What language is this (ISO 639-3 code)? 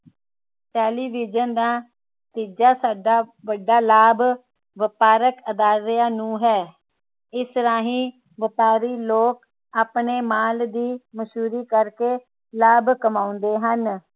pan